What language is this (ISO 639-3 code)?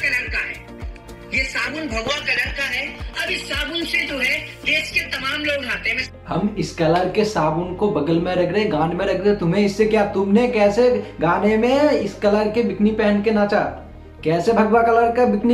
hin